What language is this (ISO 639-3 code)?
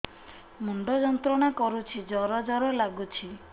ori